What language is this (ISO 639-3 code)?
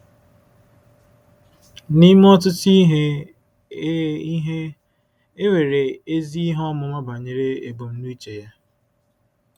ibo